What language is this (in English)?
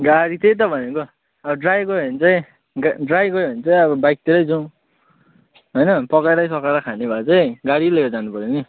Nepali